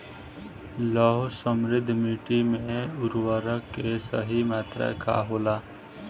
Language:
Bhojpuri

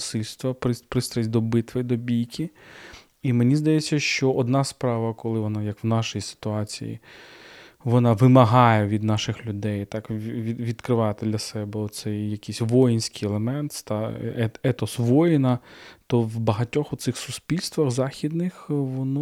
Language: Ukrainian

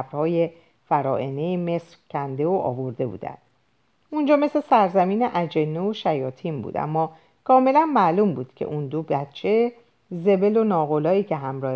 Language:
Persian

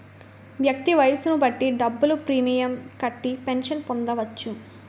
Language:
Telugu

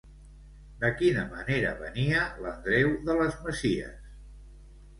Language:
Catalan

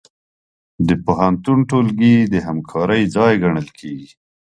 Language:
Pashto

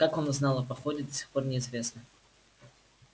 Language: Russian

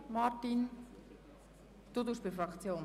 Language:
Swiss German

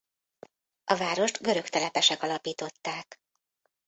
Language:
Hungarian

